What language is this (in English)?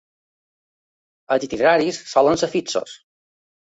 Catalan